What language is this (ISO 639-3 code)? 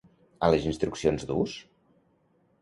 cat